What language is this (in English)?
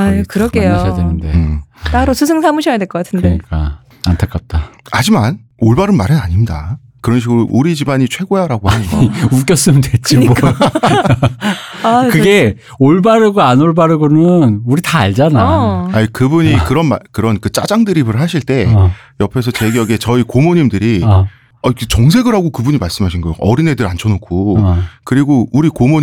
Korean